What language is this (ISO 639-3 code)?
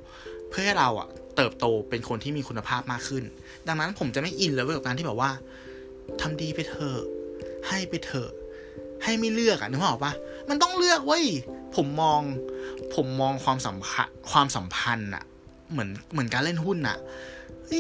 tha